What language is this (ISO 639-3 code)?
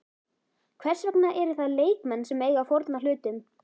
isl